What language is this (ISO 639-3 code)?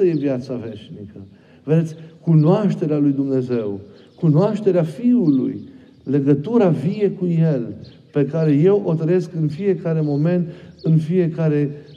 ron